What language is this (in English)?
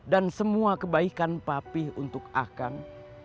Indonesian